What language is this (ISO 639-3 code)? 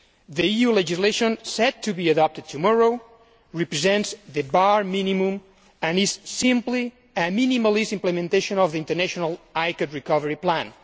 eng